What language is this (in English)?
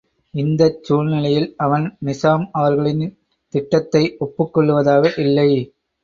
Tamil